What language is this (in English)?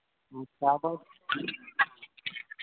Santali